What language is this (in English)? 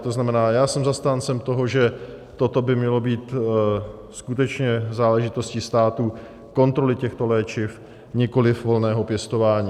Czech